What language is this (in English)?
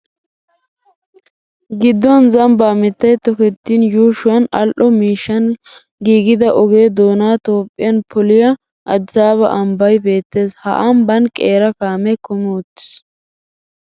Wolaytta